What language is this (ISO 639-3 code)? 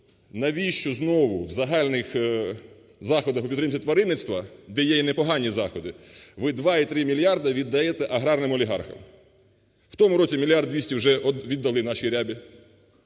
ukr